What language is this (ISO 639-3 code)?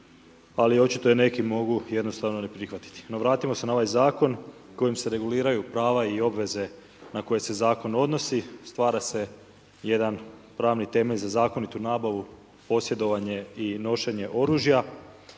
hrv